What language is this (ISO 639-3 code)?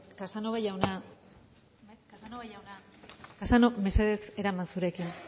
eus